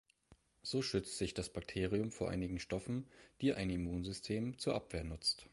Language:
German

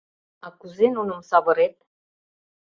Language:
Mari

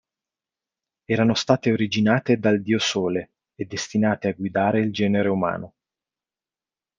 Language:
Italian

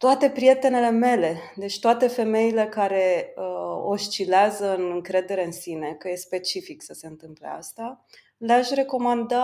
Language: Romanian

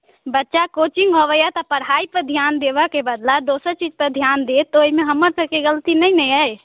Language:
Maithili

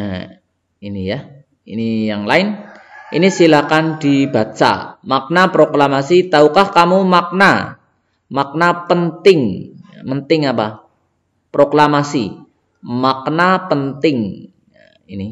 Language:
Indonesian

